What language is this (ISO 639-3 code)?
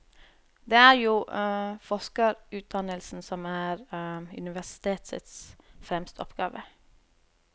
nor